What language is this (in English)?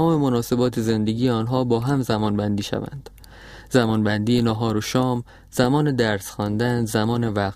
Persian